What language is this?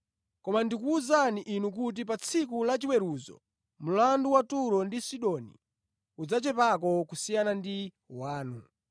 Nyanja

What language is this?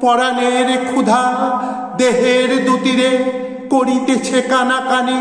Korean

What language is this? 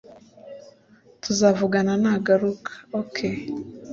Kinyarwanda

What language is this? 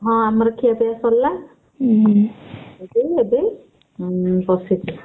Odia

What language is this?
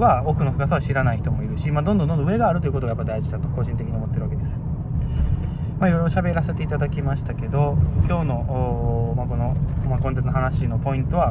Japanese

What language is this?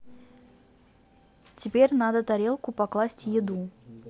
Russian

